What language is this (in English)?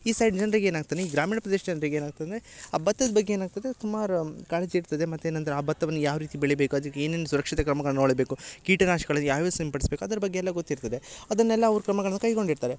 Kannada